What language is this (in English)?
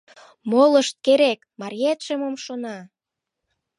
Mari